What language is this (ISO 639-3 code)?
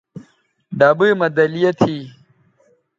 btv